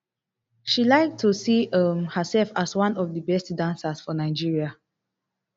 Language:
Nigerian Pidgin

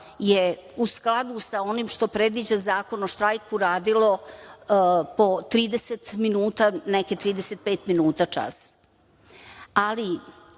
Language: Serbian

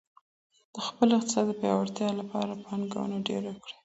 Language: Pashto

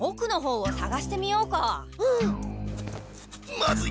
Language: Japanese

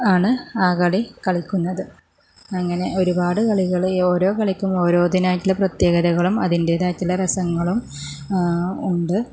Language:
Malayalam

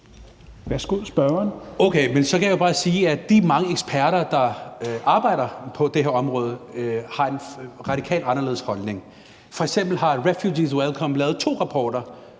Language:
Danish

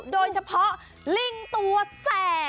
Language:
Thai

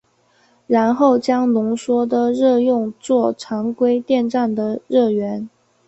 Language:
Chinese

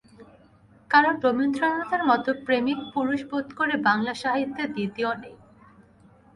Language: Bangla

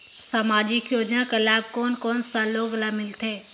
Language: Chhattisgarhi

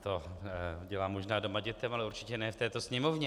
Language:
Czech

